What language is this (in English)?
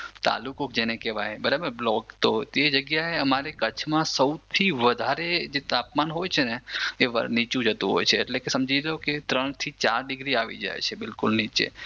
Gujarati